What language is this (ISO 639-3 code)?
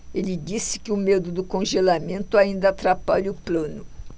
por